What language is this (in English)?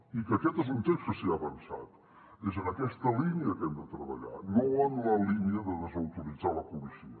Catalan